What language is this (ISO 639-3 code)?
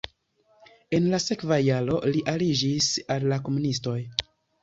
epo